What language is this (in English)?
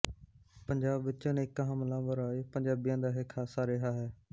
Punjabi